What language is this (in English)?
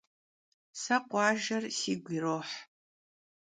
Kabardian